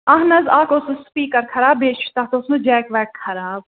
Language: Kashmiri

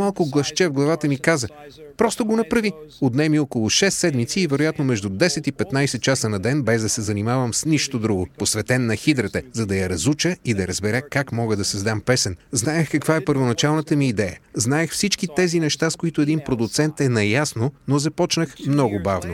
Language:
Bulgarian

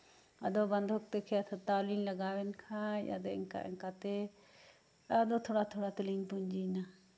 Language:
Santali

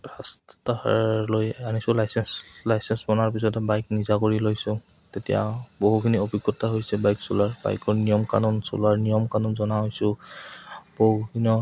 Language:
Assamese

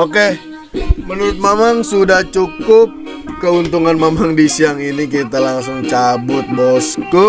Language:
Indonesian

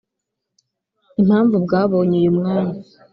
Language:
Kinyarwanda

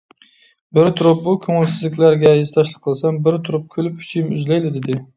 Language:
Uyghur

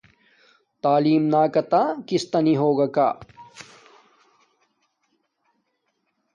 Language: Domaaki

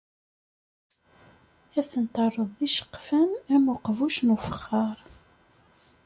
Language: Kabyle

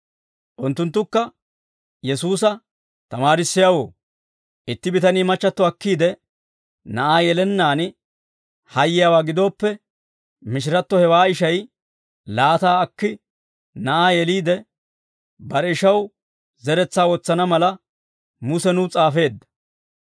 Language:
Dawro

